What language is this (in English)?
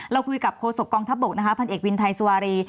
Thai